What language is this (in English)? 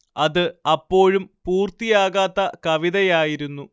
Malayalam